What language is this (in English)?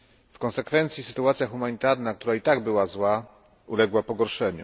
Polish